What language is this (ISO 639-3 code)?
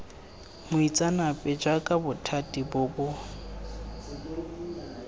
tsn